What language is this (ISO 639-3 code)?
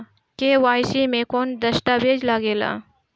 bho